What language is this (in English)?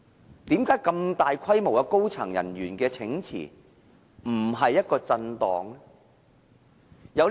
Cantonese